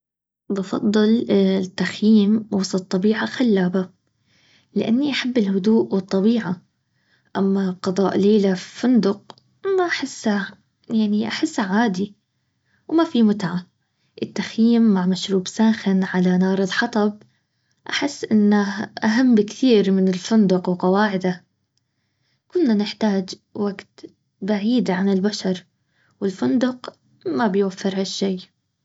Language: Baharna Arabic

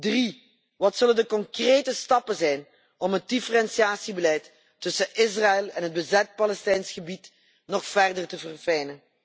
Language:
Dutch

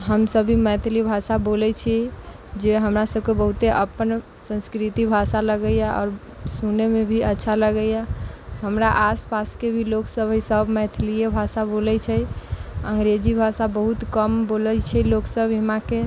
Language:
Maithili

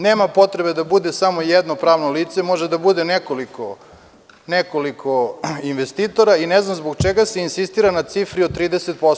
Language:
Serbian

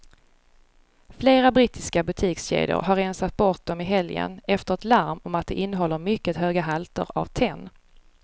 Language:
Swedish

